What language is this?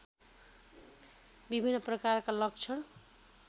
Nepali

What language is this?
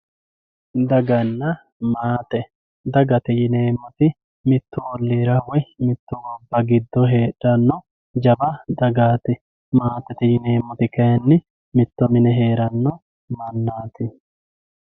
Sidamo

